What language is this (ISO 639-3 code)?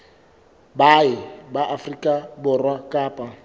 sot